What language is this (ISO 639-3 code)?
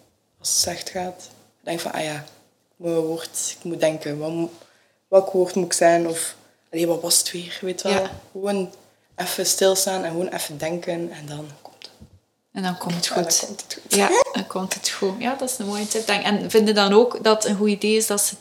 nld